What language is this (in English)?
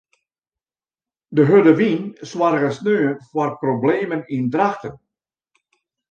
Western Frisian